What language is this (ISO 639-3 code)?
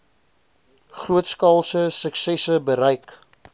afr